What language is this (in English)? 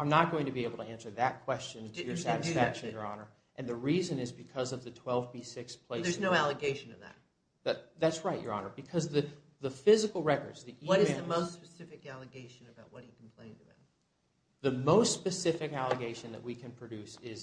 English